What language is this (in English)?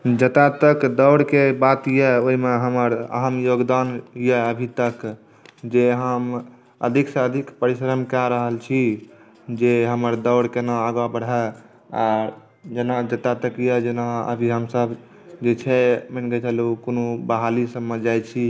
Maithili